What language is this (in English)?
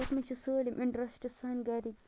Kashmiri